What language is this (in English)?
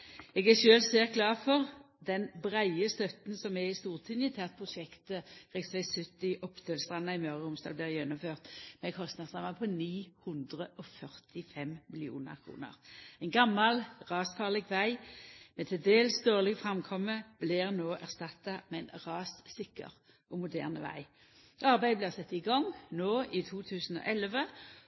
Norwegian Nynorsk